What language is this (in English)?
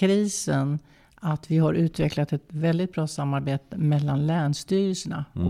Swedish